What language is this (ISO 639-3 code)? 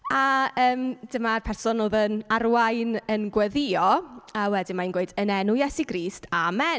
cym